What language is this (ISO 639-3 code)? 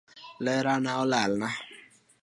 luo